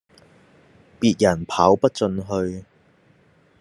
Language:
Cantonese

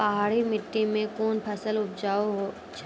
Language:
Maithili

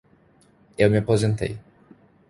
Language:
Portuguese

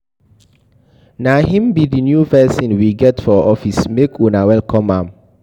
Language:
Nigerian Pidgin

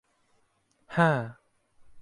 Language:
Thai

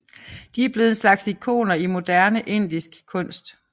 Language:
Danish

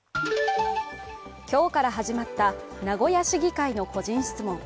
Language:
Japanese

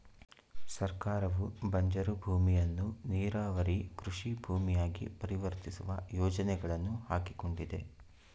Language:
Kannada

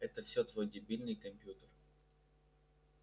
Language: Russian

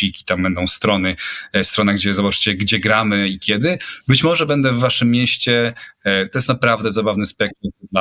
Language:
Polish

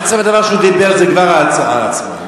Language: Hebrew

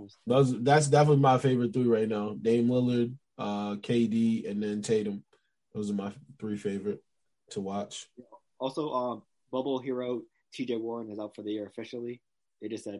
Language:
English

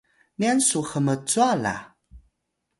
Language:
Atayal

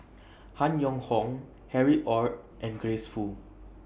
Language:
English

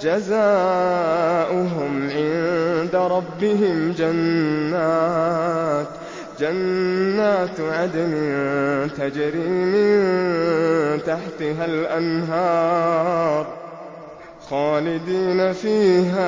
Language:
Arabic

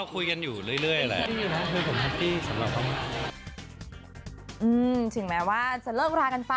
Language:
Thai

